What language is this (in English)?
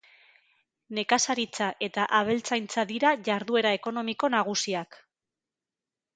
Basque